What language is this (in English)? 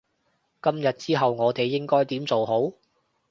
Cantonese